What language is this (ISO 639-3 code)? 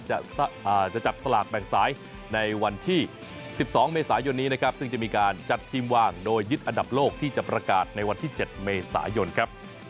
tha